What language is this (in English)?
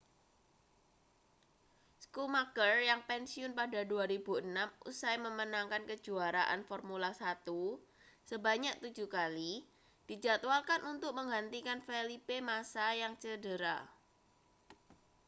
Indonesian